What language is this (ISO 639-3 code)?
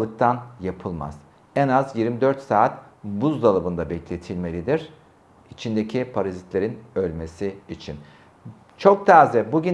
tur